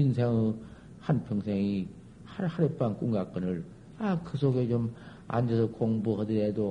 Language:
Korean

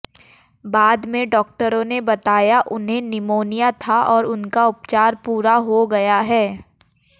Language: Hindi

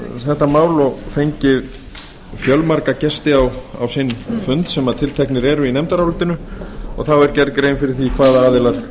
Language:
Icelandic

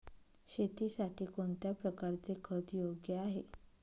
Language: Marathi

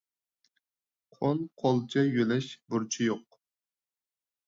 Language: Uyghur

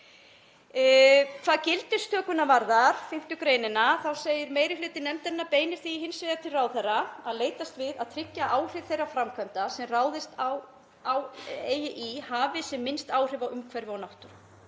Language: Icelandic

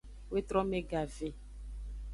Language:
Aja (Benin)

